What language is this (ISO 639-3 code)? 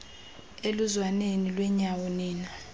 xho